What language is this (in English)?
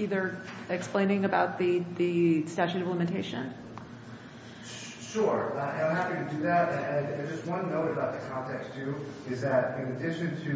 English